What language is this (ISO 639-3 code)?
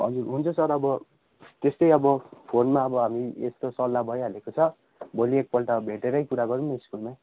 nep